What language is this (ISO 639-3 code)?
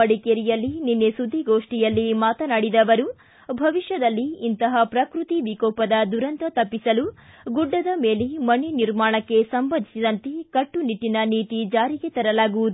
kan